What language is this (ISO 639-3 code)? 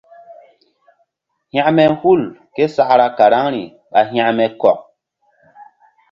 mdd